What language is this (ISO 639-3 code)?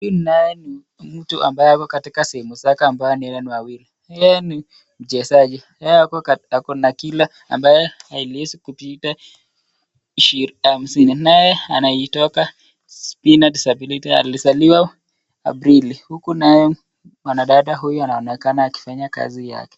swa